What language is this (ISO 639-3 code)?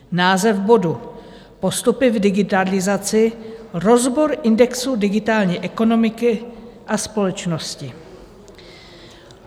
ces